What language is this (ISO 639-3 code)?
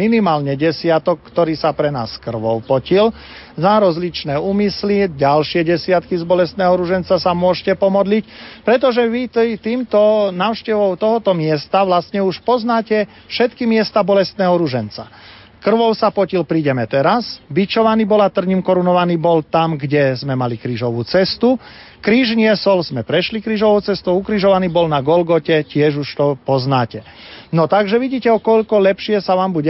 slk